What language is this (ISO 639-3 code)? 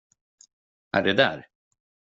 swe